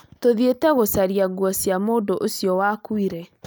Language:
Kikuyu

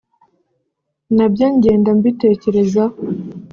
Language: Kinyarwanda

